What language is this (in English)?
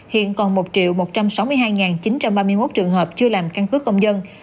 Vietnamese